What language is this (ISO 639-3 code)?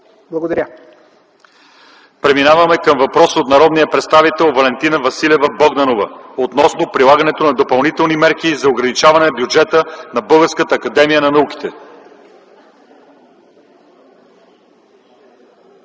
bul